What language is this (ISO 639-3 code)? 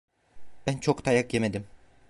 tur